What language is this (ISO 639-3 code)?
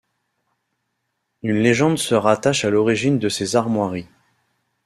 fra